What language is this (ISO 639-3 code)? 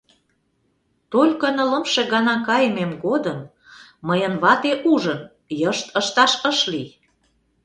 chm